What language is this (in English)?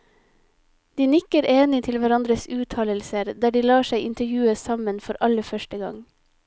Norwegian